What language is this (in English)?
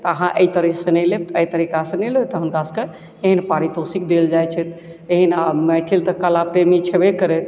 Maithili